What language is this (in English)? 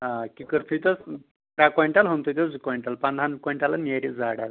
Kashmiri